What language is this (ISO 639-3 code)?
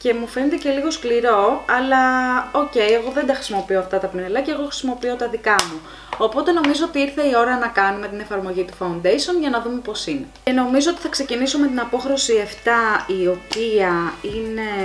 ell